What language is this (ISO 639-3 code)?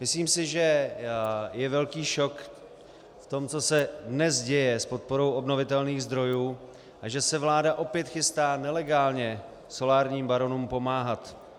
ces